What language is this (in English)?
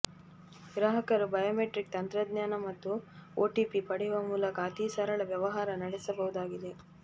Kannada